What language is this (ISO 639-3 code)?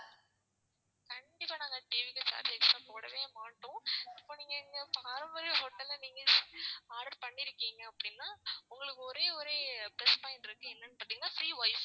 tam